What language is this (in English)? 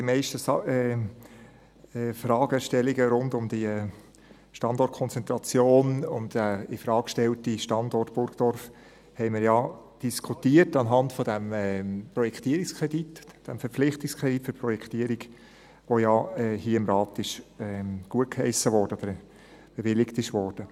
Swiss German